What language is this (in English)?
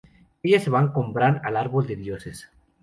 Spanish